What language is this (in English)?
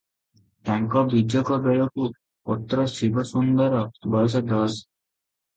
Odia